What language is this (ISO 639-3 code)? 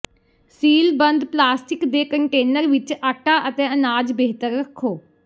pan